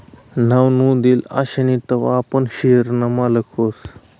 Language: Marathi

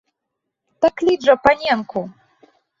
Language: Belarusian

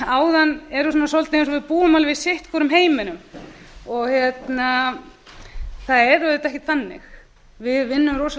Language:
Icelandic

